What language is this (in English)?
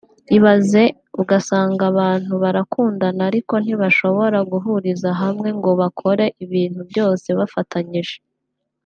Kinyarwanda